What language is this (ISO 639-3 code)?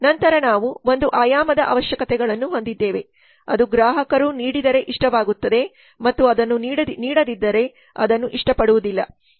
kan